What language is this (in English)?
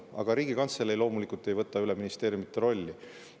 Estonian